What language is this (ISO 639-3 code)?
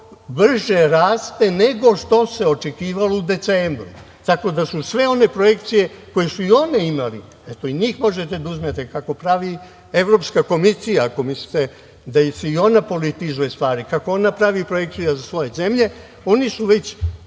srp